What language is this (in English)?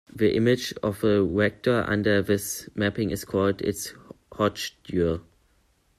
English